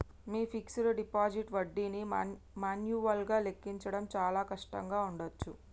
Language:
Telugu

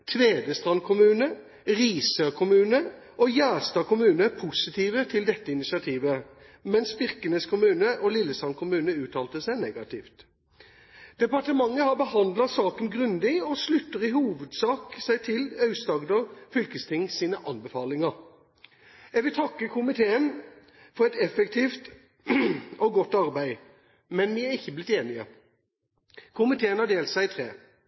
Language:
Norwegian Bokmål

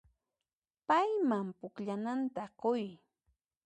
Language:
Puno Quechua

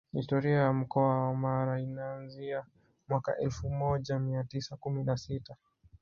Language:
Swahili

